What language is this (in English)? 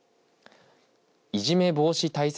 Japanese